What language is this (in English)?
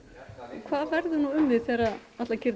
Icelandic